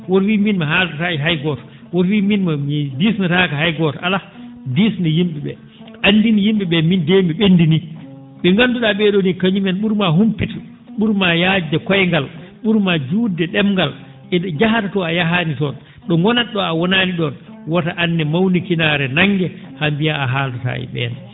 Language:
Fula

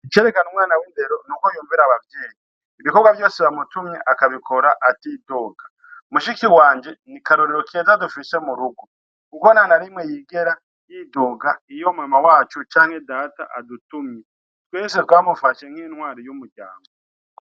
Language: Rundi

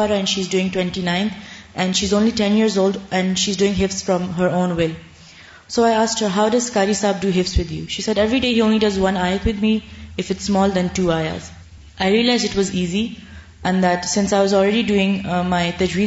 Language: Urdu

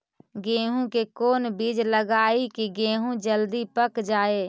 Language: Magahi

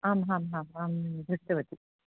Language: Sanskrit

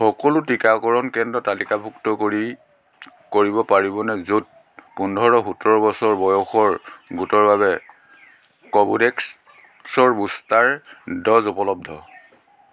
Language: Assamese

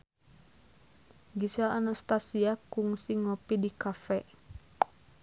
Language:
Sundanese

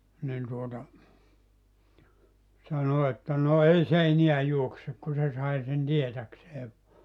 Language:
Finnish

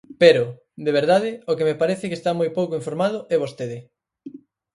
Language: Galician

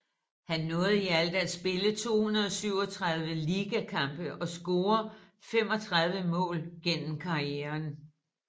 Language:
Danish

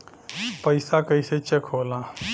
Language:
Bhojpuri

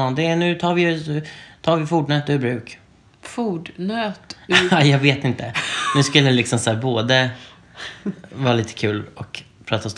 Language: Swedish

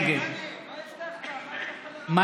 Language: Hebrew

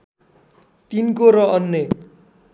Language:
Nepali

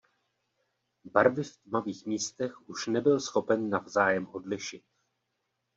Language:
Czech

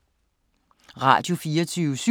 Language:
Danish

